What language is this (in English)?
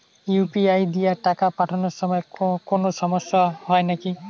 Bangla